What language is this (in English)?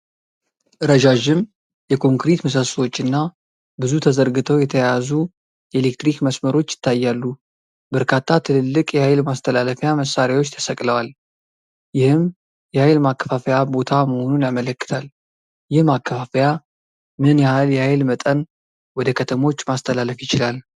Amharic